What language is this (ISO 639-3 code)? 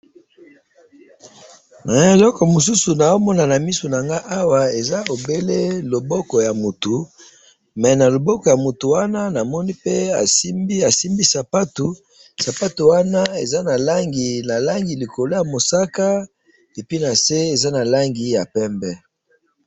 lin